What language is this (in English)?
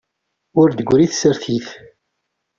Kabyle